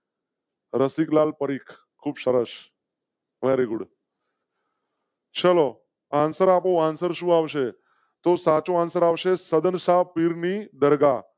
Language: Gujarati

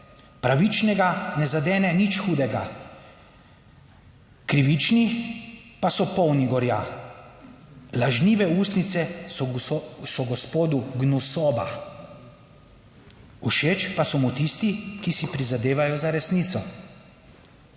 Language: Slovenian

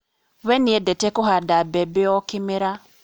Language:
Kikuyu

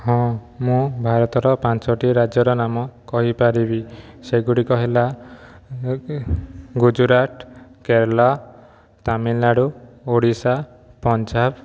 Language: Odia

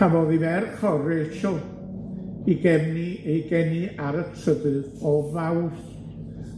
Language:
Welsh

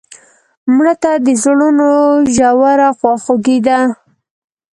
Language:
Pashto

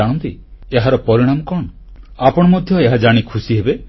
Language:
Odia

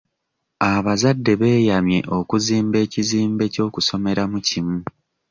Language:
Ganda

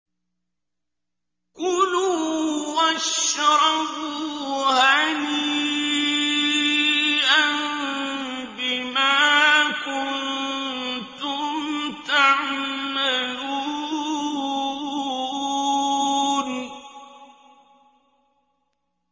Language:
Arabic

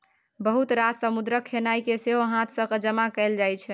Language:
Maithili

